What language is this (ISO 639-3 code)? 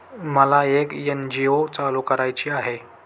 mar